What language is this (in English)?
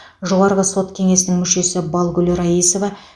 Kazakh